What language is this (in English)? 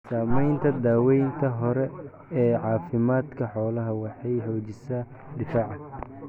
Somali